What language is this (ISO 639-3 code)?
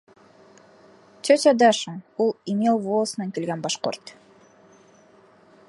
bak